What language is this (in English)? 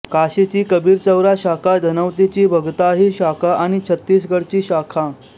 Marathi